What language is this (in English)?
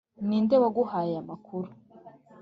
Kinyarwanda